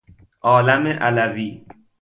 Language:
Persian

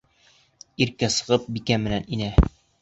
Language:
Bashkir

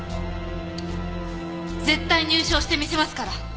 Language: Japanese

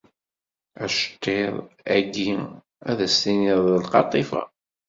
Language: Kabyle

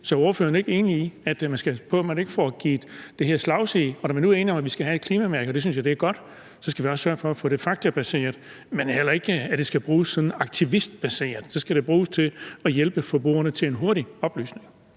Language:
Danish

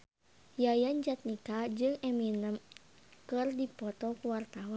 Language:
Sundanese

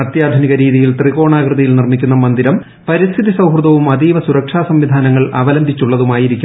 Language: Malayalam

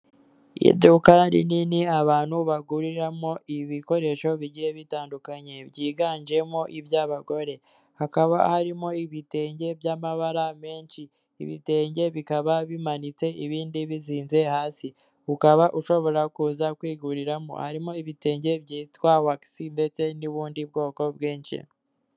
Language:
Kinyarwanda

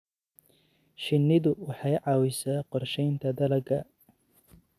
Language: Somali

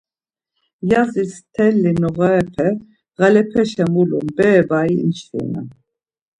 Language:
Laz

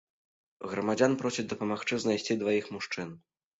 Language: Belarusian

